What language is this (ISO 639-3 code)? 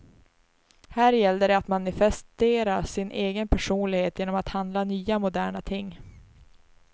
swe